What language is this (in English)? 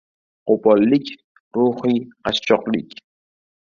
Uzbek